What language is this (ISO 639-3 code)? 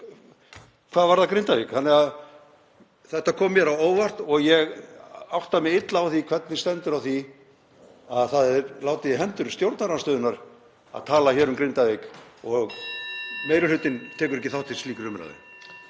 isl